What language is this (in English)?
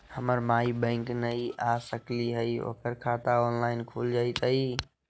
Magahi